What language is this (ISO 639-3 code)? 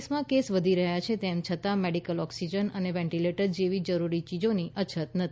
guj